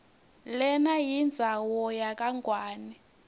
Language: Swati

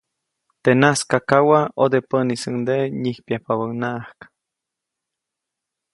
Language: Copainalá Zoque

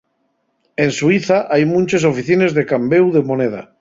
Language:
Asturian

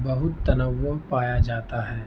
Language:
Urdu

